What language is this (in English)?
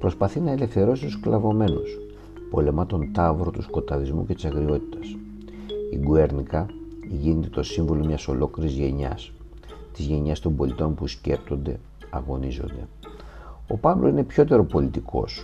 Greek